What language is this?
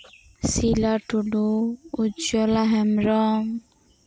Santali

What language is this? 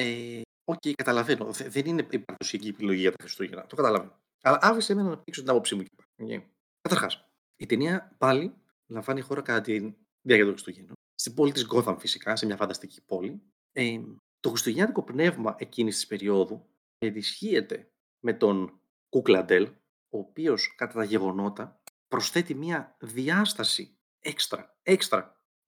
Greek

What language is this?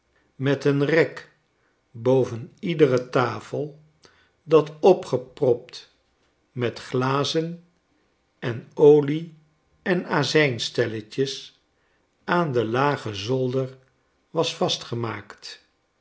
Dutch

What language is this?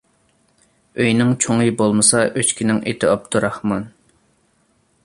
Uyghur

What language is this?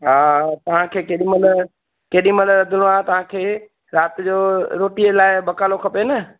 Sindhi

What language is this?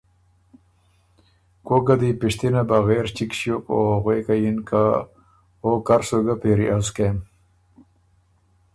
Ormuri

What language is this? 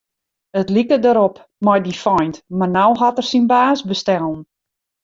Western Frisian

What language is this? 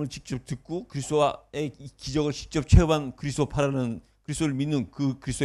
Korean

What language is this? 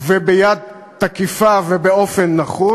Hebrew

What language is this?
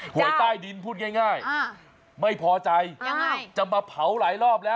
Thai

